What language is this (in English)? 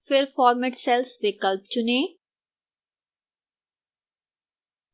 Hindi